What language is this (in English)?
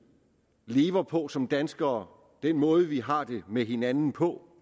Danish